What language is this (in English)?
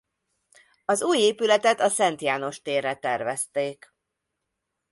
Hungarian